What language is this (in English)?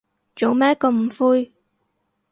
Cantonese